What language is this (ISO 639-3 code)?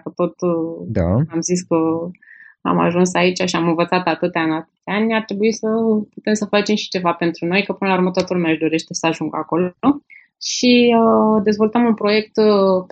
ron